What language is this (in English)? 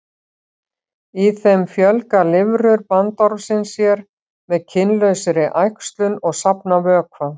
Icelandic